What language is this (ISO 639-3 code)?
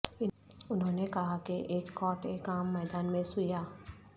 urd